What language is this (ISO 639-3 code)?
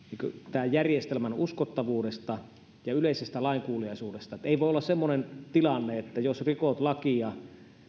fin